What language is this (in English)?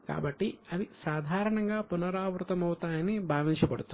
Telugu